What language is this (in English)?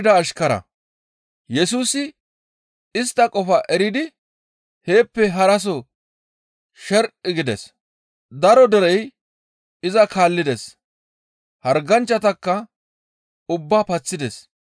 Gamo